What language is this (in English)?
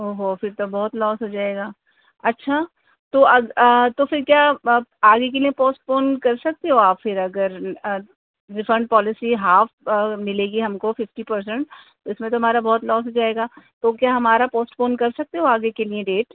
Urdu